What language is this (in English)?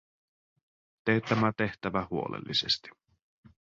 Finnish